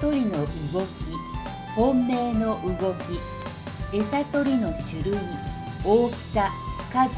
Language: Japanese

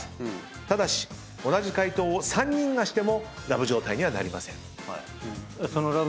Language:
Japanese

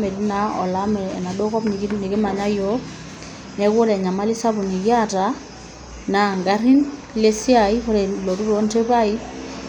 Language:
Masai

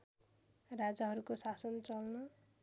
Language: Nepali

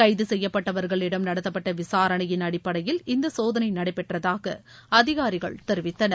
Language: Tamil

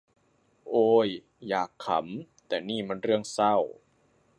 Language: Thai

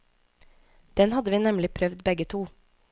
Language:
Norwegian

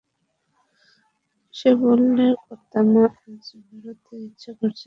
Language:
Bangla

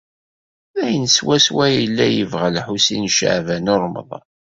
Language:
Kabyle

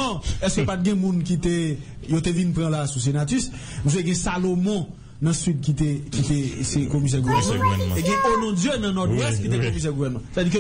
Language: French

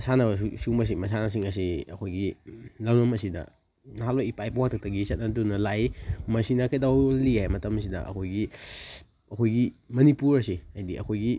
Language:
Manipuri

